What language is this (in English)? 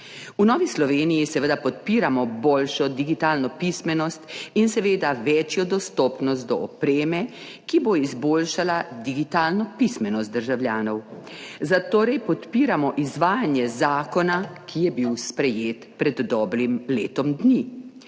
Slovenian